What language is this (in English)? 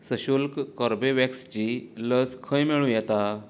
Konkani